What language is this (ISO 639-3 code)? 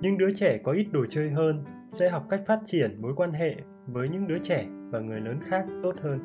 vie